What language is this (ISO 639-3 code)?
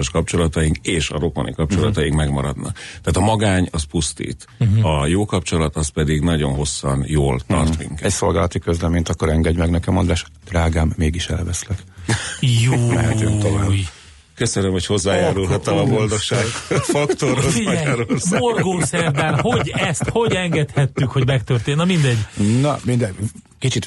hun